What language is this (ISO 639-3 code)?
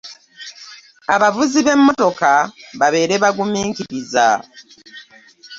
lug